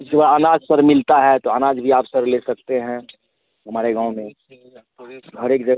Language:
Hindi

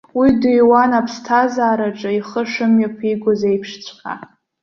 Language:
Abkhazian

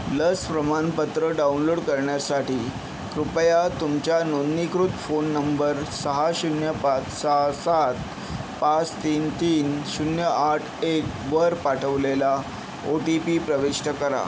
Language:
Marathi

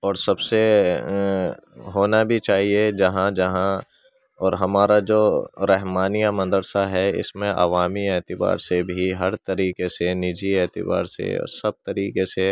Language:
Urdu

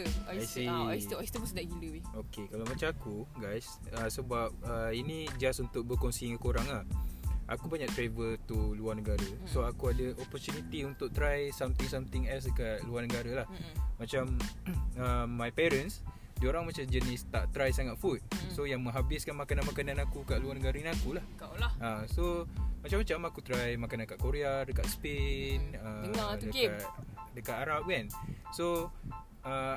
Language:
Malay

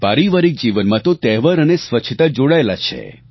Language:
Gujarati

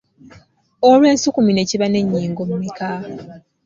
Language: Ganda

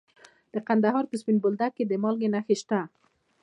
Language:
Pashto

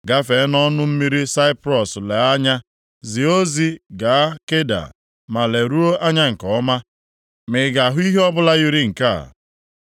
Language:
Igbo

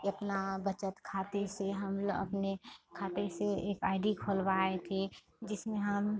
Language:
Hindi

